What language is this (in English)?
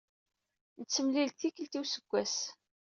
Kabyle